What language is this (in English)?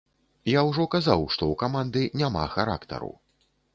Belarusian